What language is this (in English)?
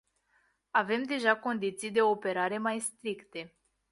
Romanian